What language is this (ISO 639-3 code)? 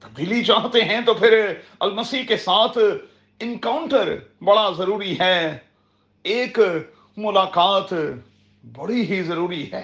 urd